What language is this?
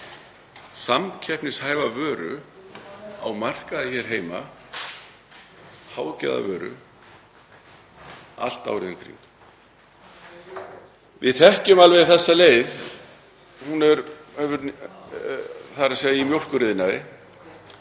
Icelandic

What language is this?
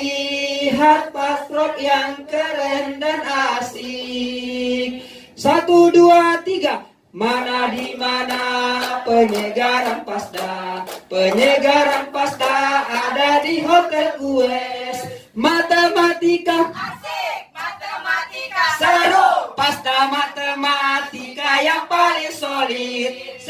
Indonesian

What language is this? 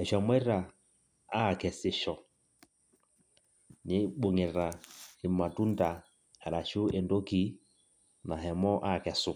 Masai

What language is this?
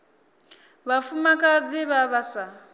Venda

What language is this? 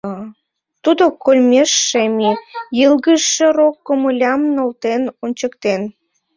Mari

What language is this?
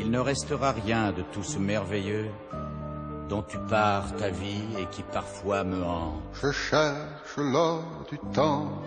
French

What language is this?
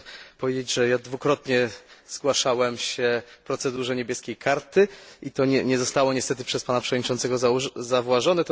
Polish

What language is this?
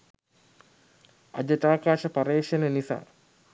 Sinhala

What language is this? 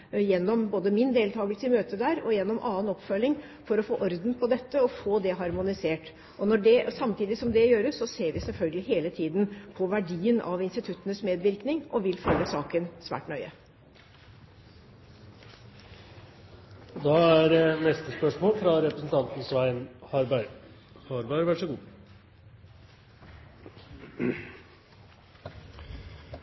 Norwegian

